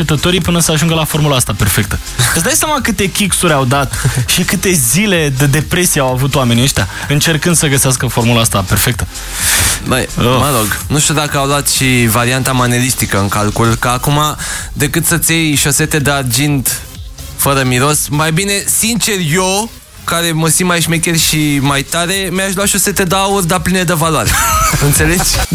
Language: Romanian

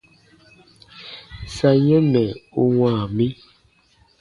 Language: Baatonum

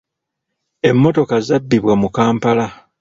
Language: Ganda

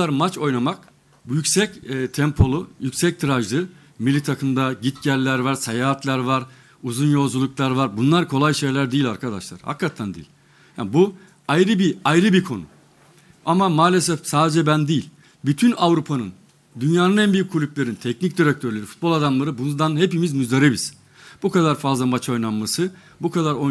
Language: Turkish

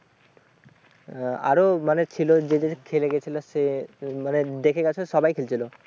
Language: Bangla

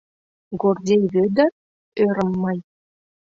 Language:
Mari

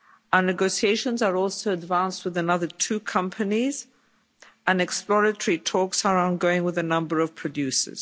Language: English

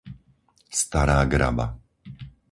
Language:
Slovak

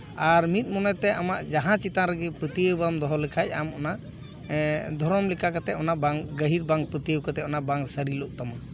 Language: Santali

